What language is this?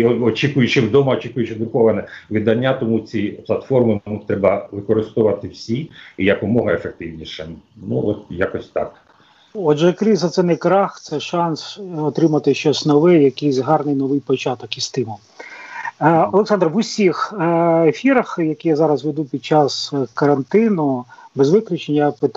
Ukrainian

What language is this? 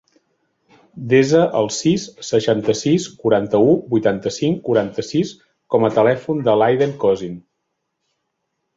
Catalan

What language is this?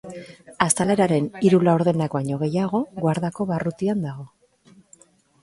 Basque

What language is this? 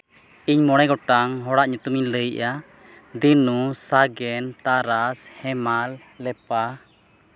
Santali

